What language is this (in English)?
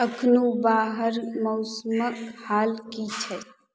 Maithili